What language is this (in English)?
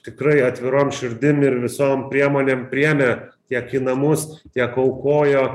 Lithuanian